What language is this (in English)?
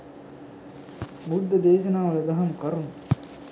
Sinhala